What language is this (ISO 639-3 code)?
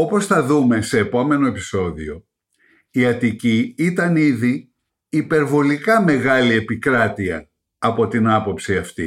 ell